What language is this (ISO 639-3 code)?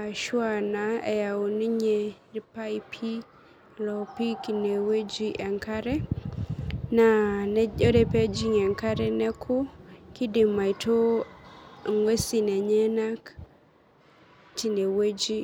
mas